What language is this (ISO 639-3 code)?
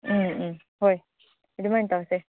mni